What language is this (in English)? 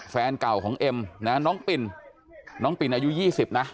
Thai